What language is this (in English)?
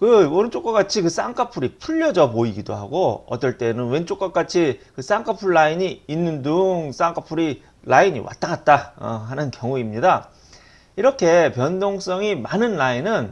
Korean